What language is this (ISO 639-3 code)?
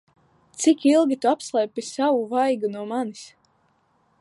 lav